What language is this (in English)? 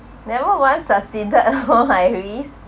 English